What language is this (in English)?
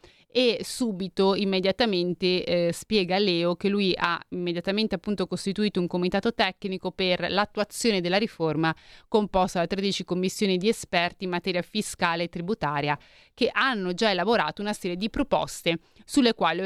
Italian